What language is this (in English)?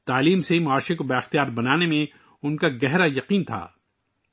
Urdu